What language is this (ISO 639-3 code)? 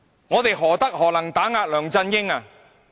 yue